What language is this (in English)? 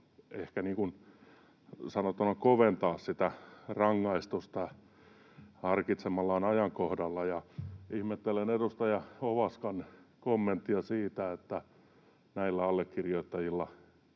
Finnish